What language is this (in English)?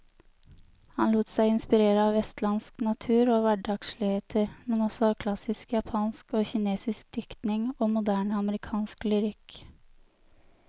Norwegian